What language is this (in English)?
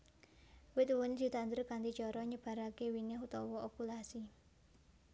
Javanese